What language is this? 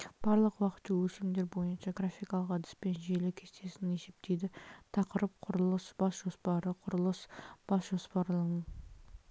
Kazakh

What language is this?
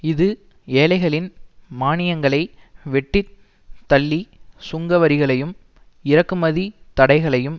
Tamil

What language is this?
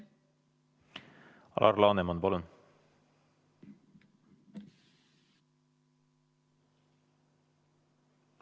Estonian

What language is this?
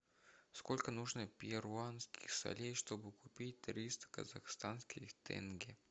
Russian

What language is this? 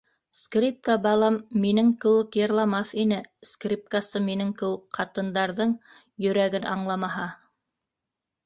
Bashkir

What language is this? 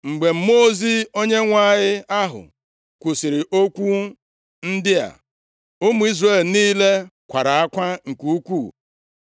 Igbo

